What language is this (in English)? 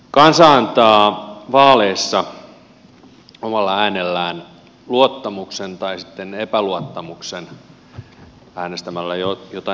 Finnish